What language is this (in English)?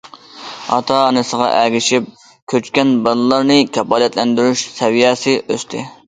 Uyghur